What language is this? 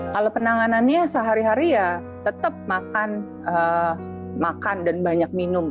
Indonesian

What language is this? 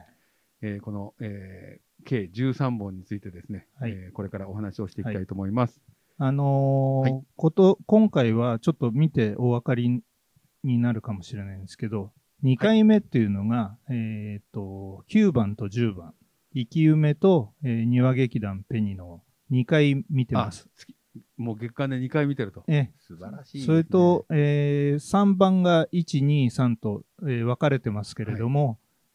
Japanese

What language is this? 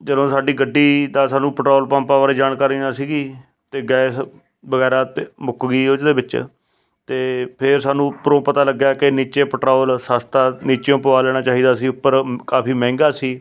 Punjabi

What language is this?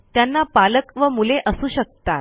Marathi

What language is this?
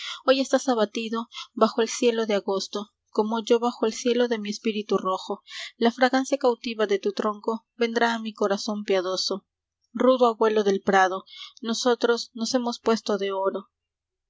Spanish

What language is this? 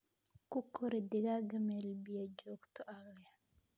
Somali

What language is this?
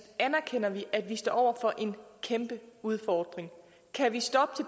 Danish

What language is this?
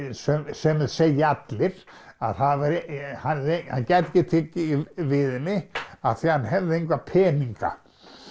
Icelandic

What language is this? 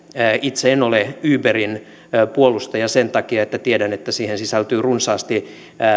Finnish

